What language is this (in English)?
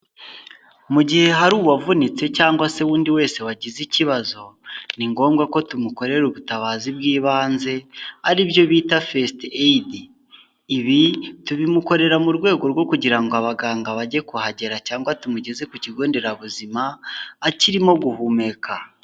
Kinyarwanda